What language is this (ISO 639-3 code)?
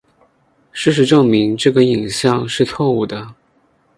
zho